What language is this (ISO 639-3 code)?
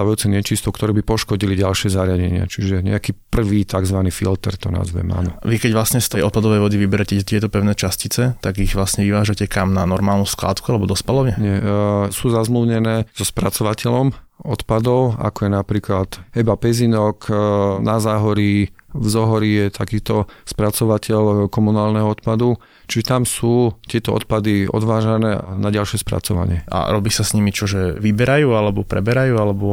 slk